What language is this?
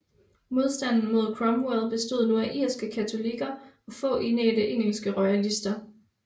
Danish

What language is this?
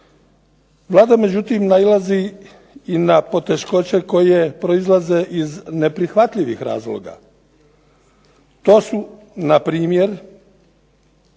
Croatian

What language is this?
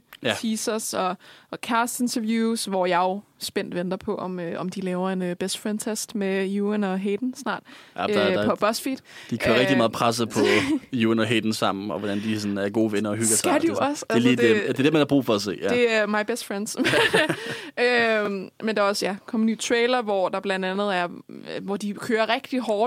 Danish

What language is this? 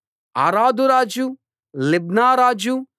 Telugu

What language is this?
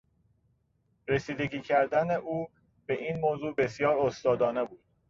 Persian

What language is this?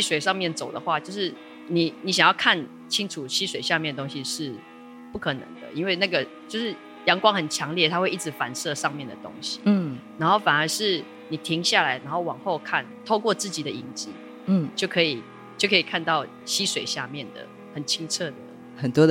Chinese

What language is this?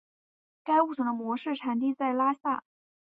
Chinese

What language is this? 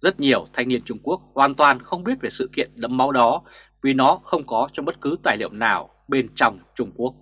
Vietnamese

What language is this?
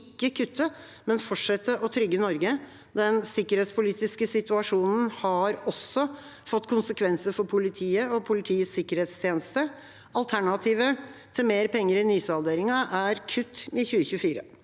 Norwegian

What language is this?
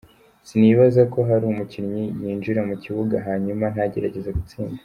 Kinyarwanda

